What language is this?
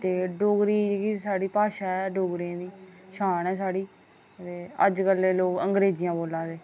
Dogri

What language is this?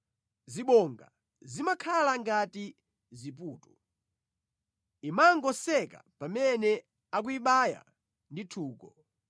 Nyanja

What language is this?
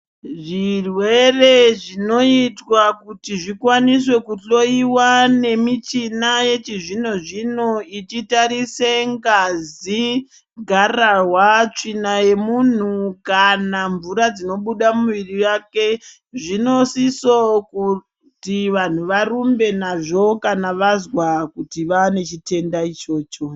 Ndau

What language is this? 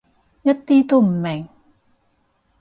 Cantonese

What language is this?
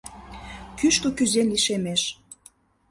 Mari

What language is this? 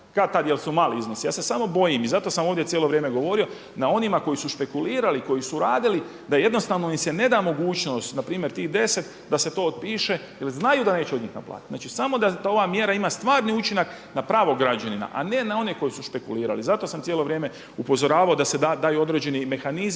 Croatian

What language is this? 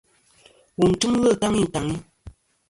Kom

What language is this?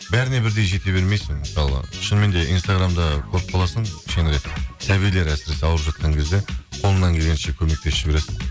Kazakh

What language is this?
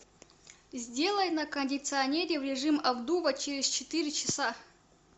Russian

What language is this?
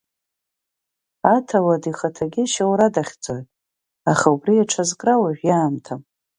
Abkhazian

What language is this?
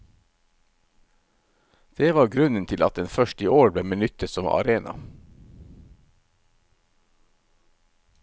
Norwegian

